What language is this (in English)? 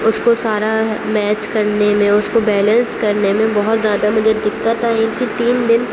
Urdu